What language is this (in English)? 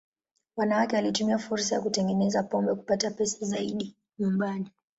Swahili